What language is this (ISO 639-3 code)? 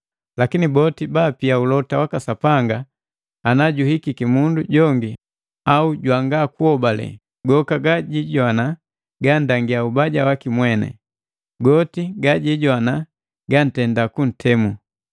mgv